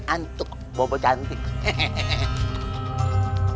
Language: Indonesian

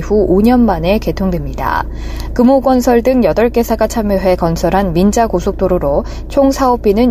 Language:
Korean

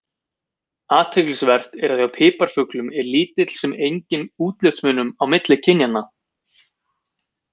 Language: Icelandic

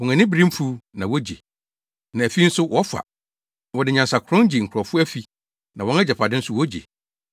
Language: Akan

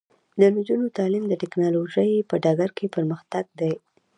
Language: Pashto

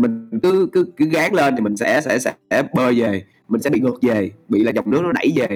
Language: Vietnamese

